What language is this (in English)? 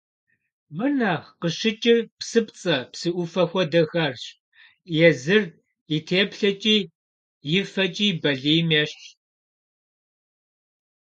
Kabardian